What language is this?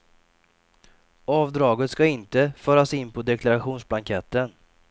Swedish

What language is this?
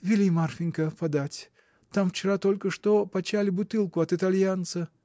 Russian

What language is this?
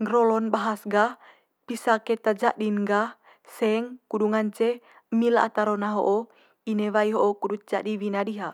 Manggarai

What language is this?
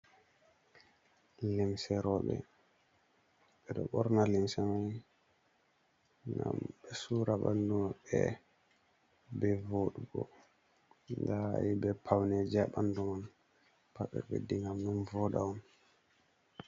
Fula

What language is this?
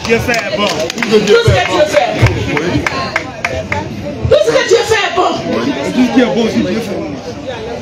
French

